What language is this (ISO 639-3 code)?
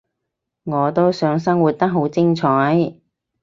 yue